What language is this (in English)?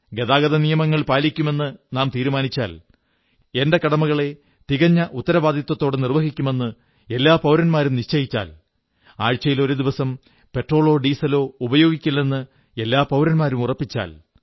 Malayalam